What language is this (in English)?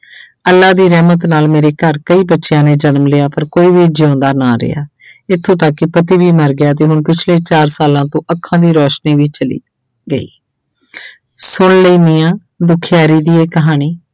Punjabi